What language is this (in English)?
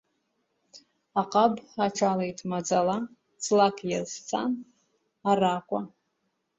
Abkhazian